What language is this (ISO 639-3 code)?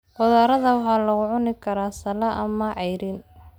som